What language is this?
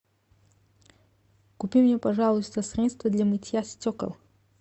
Russian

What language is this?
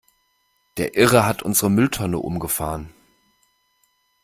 German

